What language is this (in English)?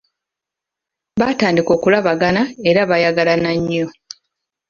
Ganda